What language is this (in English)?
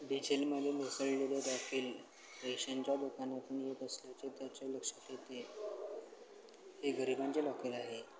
Marathi